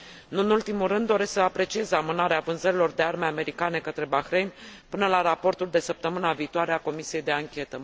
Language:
Romanian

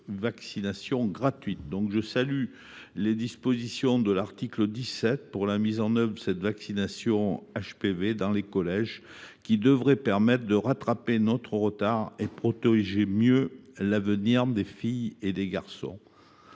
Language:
French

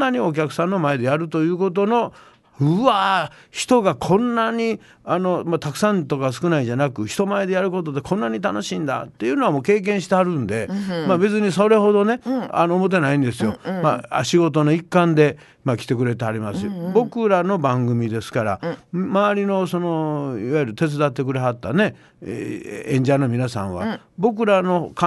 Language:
Japanese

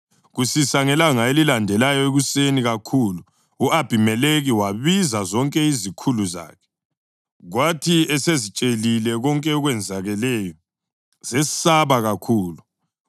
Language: North Ndebele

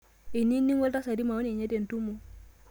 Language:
Masai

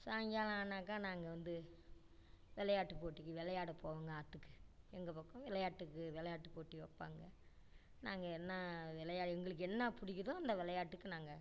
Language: Tamil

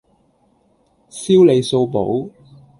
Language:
Cantonese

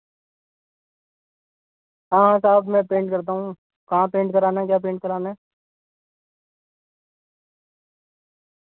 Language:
Urdu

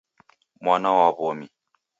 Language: Taita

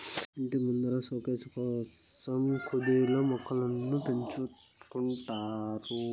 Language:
Telugu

